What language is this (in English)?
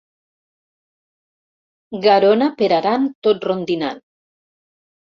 Catalan